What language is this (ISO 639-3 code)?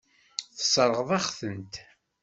kab